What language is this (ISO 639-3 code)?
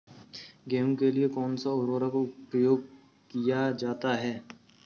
hin